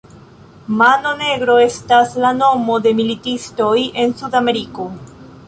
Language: Esperanto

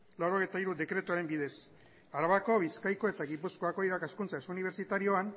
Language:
Basque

